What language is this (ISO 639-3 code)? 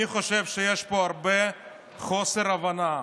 heb